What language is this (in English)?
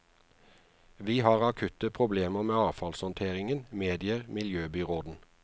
Norwegian